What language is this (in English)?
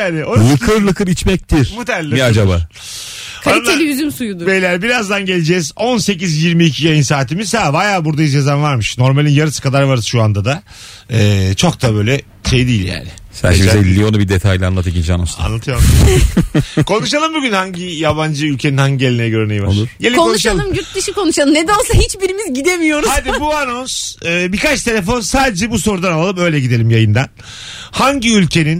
Turkish